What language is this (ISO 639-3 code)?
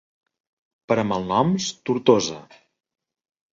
cat